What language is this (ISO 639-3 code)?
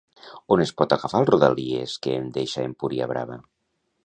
cat